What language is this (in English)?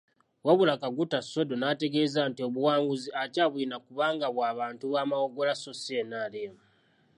Ganda